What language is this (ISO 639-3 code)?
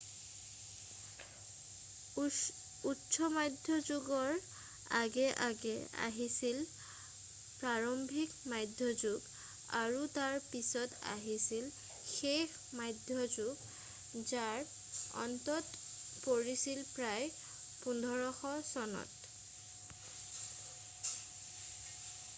asm